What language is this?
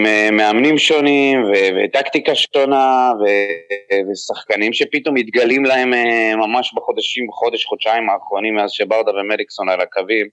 Hebrew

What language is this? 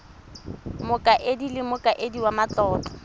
Tswana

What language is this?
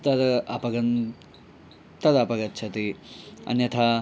Sanskrit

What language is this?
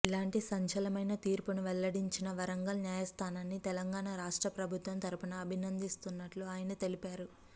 Telugu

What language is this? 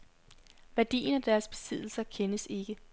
Danish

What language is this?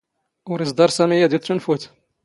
Standard Moroccan Tamazight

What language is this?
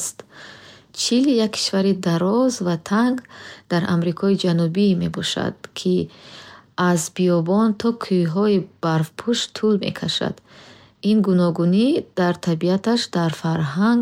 Bukharic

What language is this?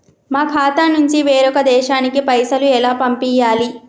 Telugu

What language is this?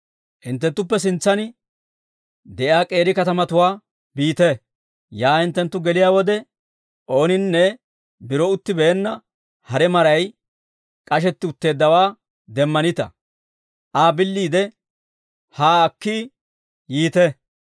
Dawro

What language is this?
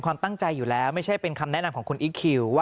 Thai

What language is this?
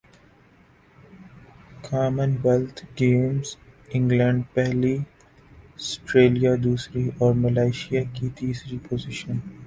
Urdu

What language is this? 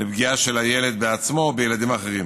Hebrew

